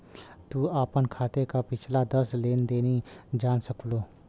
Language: Bhojpuri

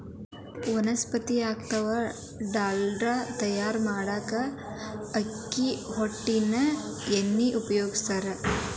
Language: Kannada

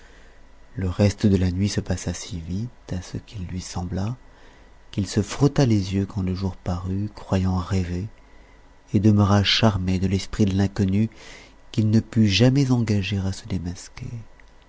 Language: French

